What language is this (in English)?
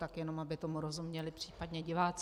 Czech